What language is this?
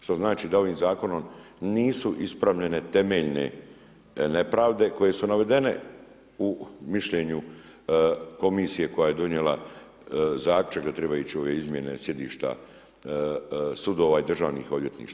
Croatian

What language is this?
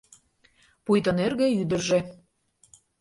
Mari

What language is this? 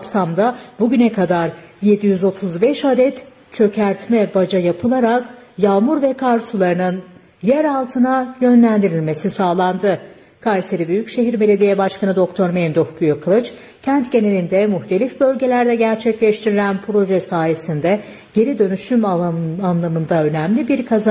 Turkish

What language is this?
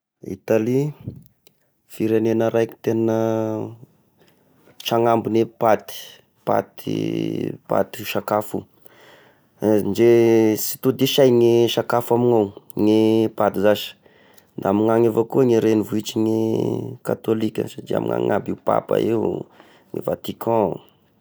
Tesaka Malagasy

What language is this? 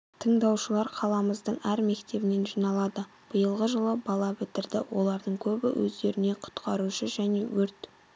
Kazakh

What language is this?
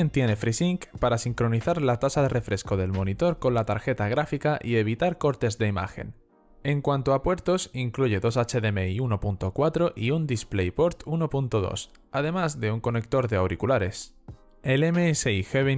Spanish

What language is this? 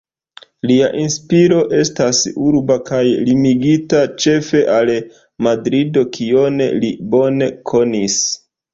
Esperanto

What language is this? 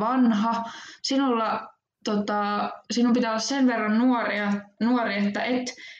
Finnish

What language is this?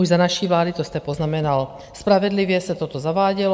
Czech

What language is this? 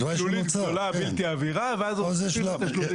Hebrew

